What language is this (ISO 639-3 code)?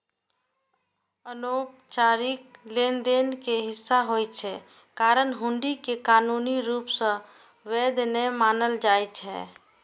mai